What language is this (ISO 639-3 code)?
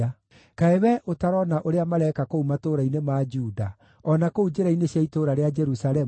kik